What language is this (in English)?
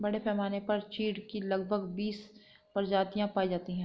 Hindi